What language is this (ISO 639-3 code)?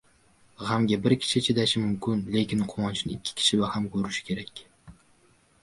uzb